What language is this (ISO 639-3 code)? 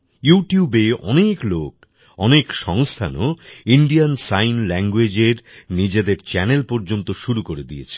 ben